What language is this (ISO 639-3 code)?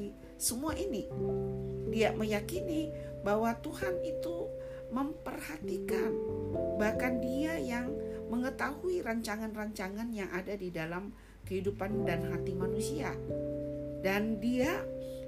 ind